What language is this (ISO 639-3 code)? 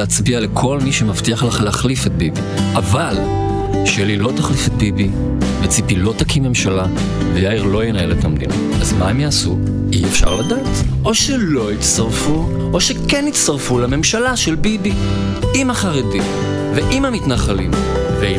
heb